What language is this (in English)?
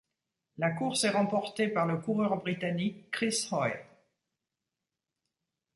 French